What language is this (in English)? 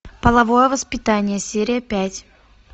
Russian